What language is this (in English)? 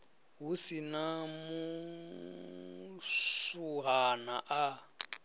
Venda